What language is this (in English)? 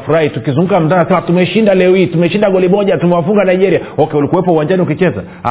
Swahili